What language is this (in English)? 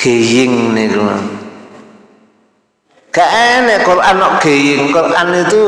Indonesian